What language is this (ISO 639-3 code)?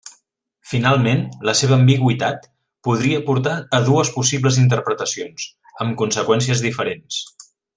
cat